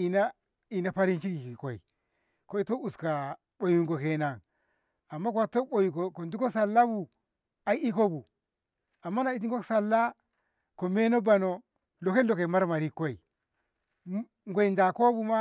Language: Ngamo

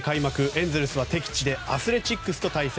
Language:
Japanese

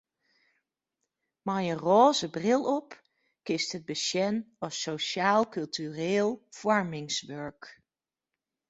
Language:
Western Frisian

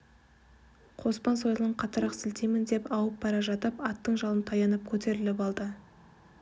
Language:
Kazakh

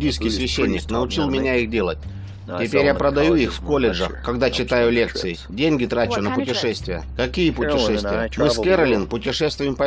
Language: Russian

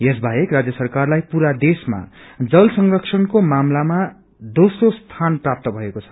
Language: Nepali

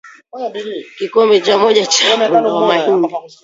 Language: Swahili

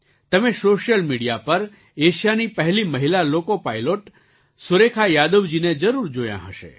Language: Gujarati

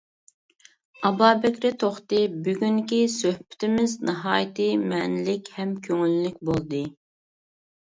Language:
Uyghur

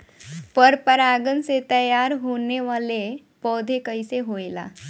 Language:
Bhojpuri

